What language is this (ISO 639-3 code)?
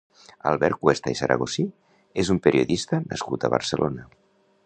cat